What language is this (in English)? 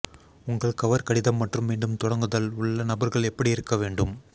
Tamil